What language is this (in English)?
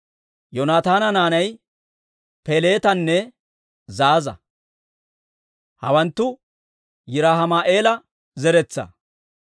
Dawro